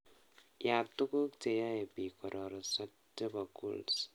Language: Kalenjin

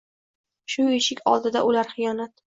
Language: Uzbek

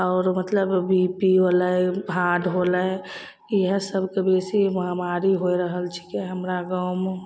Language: Maithili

